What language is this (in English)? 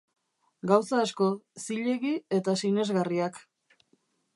Basque